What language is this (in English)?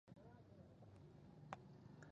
Pashto